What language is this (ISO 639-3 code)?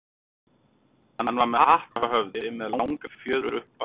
isl